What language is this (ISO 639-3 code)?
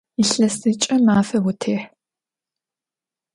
ady